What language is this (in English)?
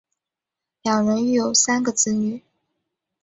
Chinese